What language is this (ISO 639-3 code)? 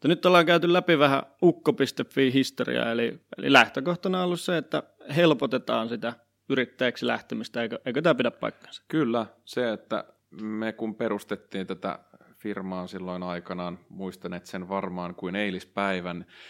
fin